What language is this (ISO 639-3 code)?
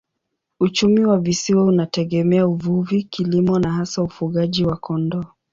swa